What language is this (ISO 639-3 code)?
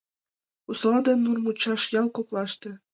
chm